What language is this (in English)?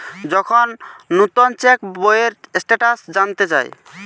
Bangla